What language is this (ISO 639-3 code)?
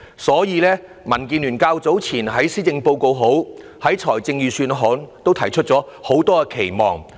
yue